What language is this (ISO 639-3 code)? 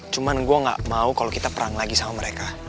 ind